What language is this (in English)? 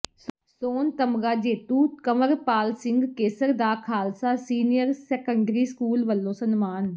Punjabi